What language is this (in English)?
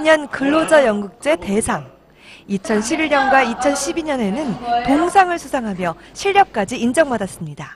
Korean